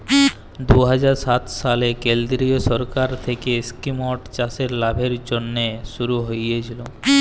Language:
Bangla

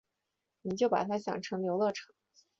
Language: Chinese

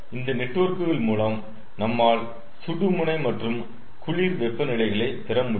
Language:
Tamil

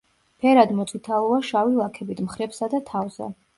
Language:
Georgian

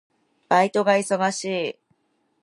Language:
Japanese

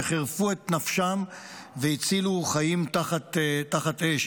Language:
Hebrew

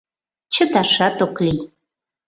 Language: Mari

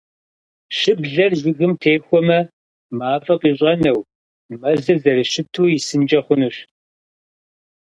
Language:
Kabardian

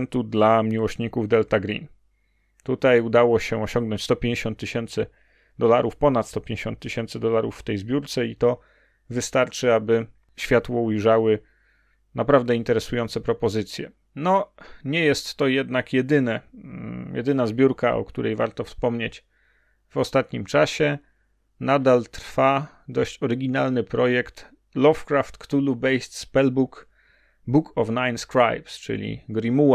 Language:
Polish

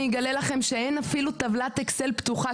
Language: Hebrew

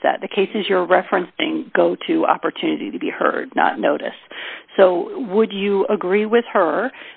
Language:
English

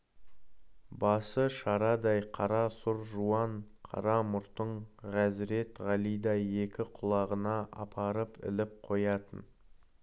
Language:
Kazakh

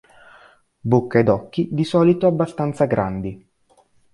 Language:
Italian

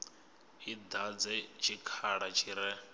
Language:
Venda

